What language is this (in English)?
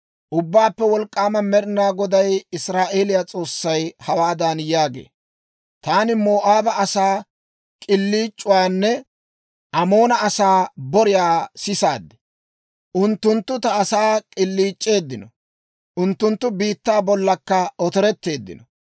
Dawro